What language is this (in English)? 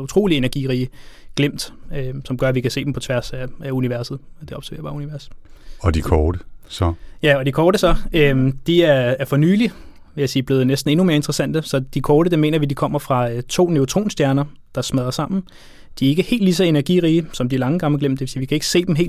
Danish